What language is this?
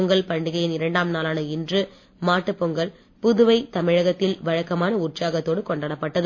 Tamil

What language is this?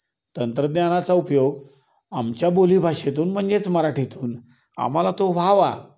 Marathi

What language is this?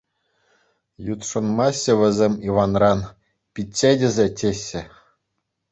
Chuvash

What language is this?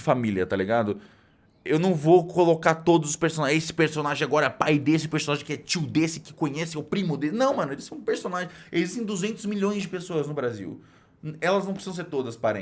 Portuguese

